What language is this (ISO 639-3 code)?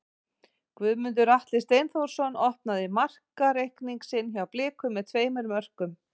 isl